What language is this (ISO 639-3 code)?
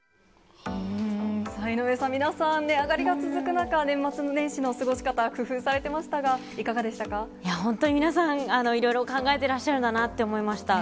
jpn